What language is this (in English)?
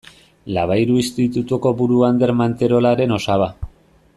Basque